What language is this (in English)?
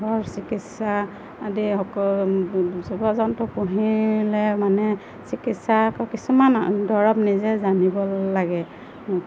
Assamese